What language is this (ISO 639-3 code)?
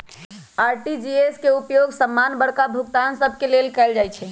mag